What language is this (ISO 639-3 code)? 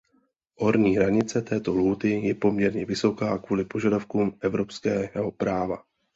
ces